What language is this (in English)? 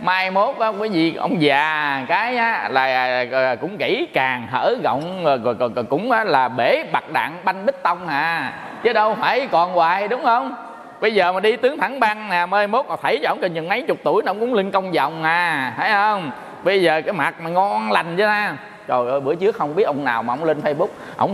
Vietnamese